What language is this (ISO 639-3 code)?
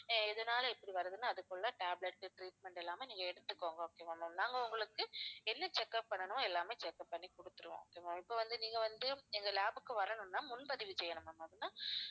tam